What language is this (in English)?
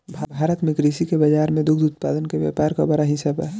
Bhojpuri